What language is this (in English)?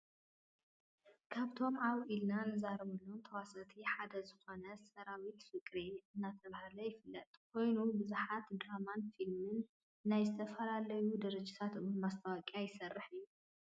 Tigrinya